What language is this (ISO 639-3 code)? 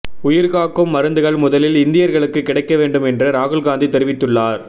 tam